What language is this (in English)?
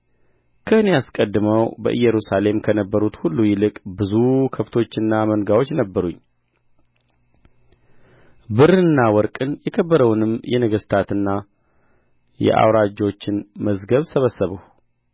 Amharic